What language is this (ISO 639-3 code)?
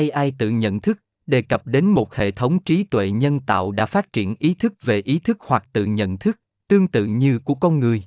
vie